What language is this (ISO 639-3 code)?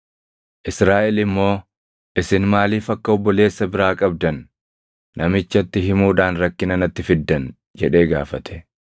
orm